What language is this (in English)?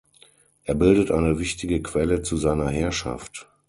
German